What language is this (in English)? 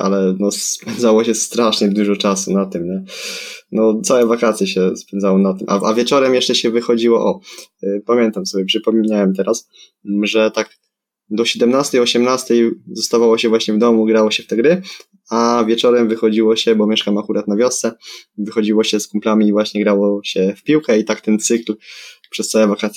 Polish